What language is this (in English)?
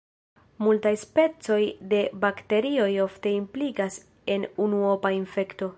Esperanto